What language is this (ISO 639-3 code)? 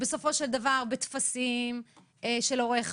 heb